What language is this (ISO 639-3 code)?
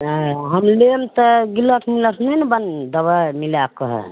mai